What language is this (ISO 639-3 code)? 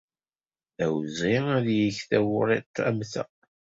kab